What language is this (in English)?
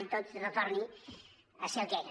Catalan